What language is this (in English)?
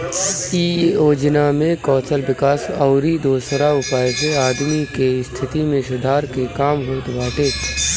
Bhojpuri